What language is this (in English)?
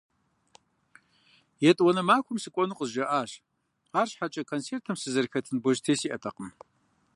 Kabardian